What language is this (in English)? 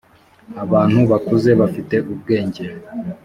Kinyarwanda